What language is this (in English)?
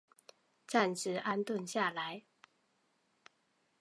Chinese